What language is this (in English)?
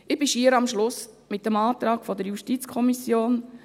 Swiss German